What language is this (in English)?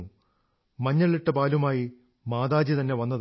Malayalam